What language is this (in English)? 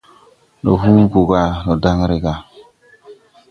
Tupuri